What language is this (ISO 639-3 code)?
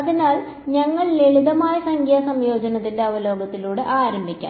mal